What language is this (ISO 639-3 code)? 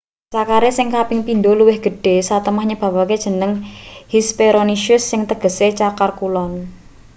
jav